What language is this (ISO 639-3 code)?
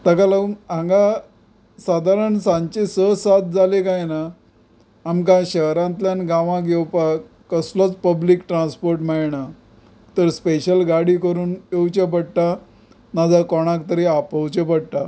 kok